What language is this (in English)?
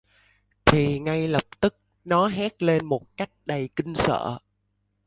Vietnamese